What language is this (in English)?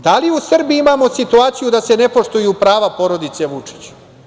Serbian